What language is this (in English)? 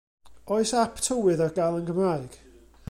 Welsh